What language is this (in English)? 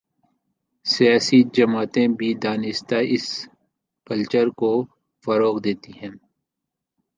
Urdu